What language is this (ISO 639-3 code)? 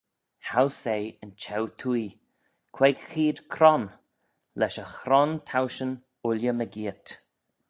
glv